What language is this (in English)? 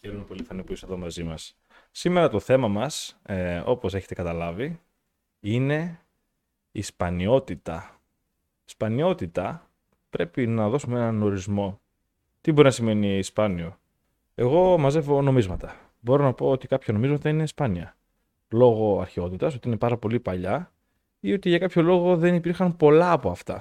Greek